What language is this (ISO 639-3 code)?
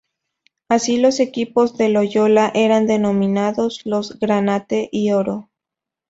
spa